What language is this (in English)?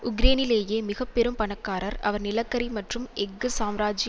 Tamil